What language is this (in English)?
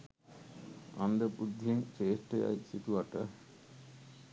Sinhala